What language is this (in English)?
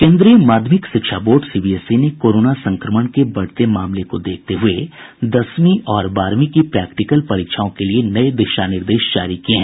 Hindi